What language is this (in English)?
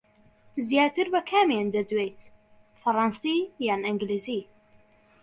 Central Kurdish